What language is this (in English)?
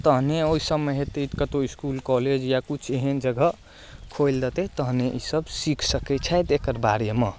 Maithili